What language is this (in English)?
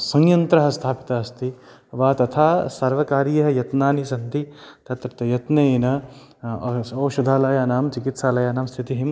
Sanskrit